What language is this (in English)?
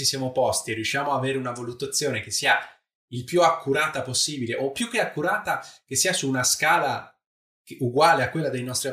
Italian